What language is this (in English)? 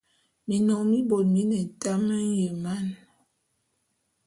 Bulu